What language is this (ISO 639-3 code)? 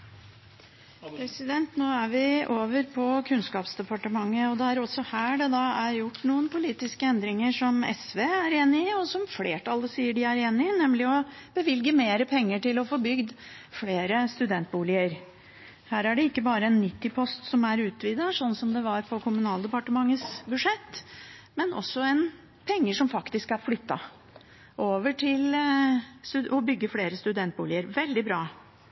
nob